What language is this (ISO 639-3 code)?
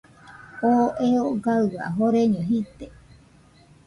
hux